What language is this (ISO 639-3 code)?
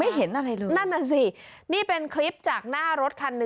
tha